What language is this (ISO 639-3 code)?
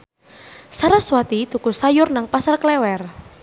jav